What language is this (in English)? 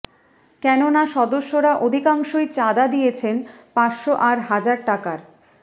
Bangla